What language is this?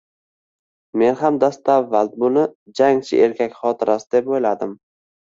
Uzbek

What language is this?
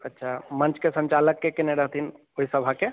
Maithili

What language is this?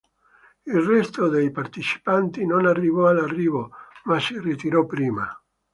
Italian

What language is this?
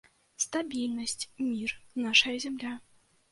Belarusian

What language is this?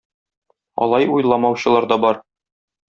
Tatar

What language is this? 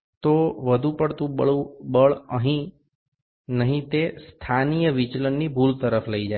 Gujarati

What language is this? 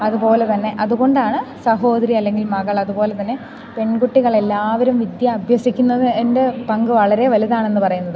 Malayalam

